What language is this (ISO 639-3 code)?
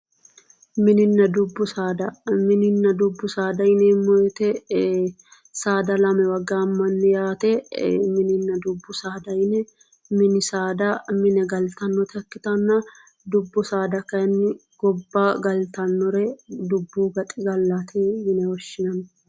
sid